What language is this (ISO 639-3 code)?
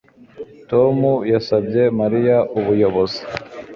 kin